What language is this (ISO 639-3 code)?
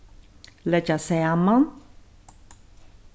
fao